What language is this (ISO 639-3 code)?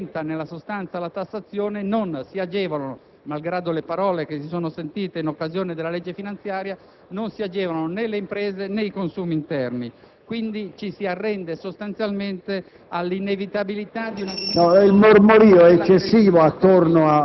ita